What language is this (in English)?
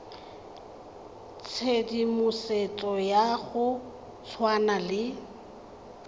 Tswana